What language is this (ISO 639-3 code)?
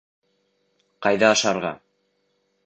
bak